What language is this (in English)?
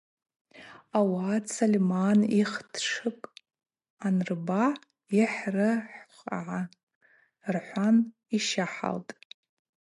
Abaza